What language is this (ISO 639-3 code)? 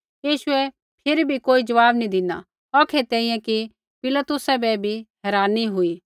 kfx